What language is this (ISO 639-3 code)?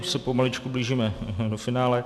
ces